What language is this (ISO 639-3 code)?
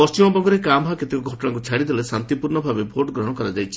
ori